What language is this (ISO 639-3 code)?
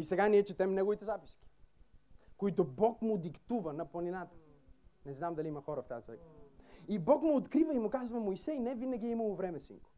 bul